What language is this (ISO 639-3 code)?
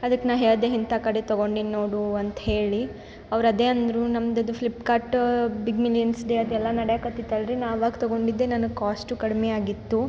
kan